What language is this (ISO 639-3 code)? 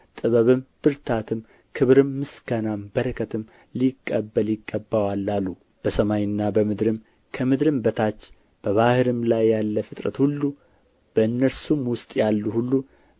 amh